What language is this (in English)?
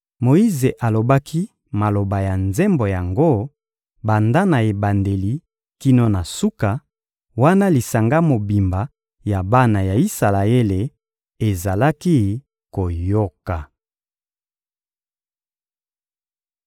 Lingala